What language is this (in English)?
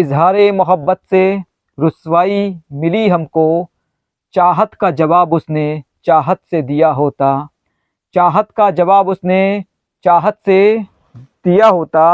Hindi